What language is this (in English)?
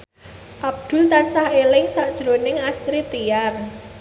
Javanese